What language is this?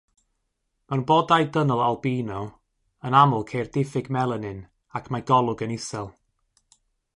Welsh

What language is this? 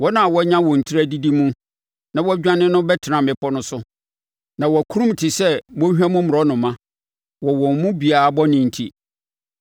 Akan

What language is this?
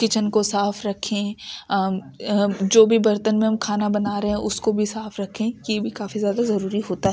Urdu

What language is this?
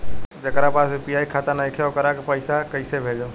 Bhojpuri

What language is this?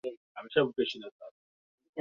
Swahili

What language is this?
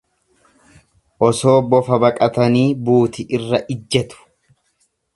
Oromo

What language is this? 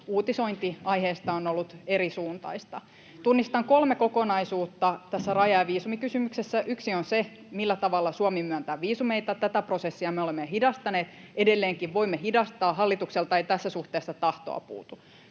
Finnish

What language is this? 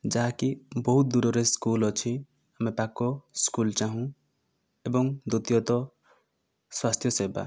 Odia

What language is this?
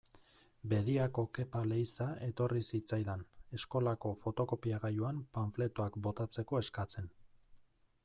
Basque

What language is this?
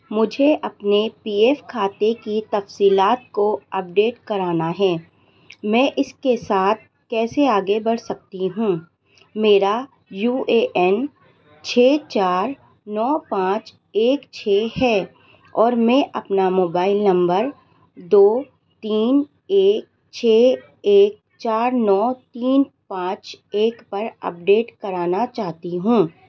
Urdu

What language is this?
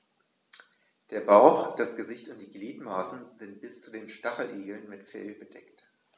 German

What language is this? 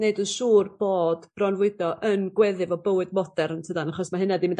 Welsh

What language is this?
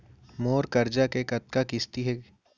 Chhattisgarhi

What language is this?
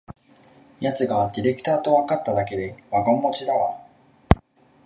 Japanese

